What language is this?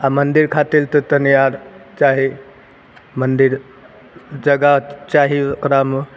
Maithili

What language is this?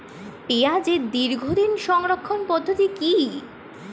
Bangla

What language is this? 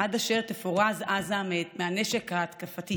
Hebrew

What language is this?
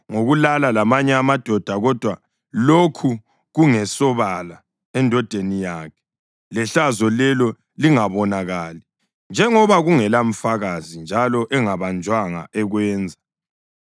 North Ndebele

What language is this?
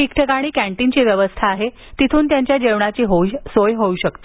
Marathi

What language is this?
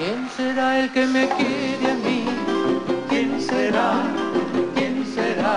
Romanian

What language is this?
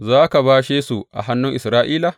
Hausa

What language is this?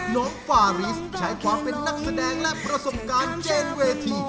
Thai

